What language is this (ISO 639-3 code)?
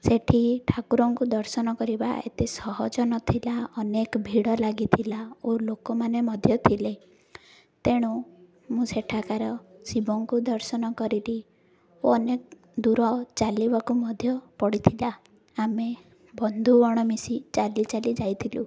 ori